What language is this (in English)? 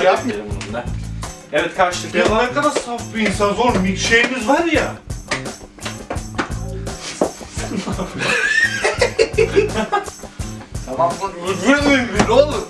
Turkish